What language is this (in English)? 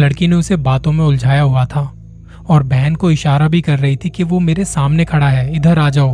Hindi